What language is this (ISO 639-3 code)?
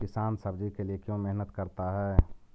mag